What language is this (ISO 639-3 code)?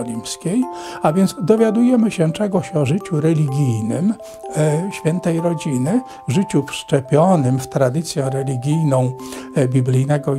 pol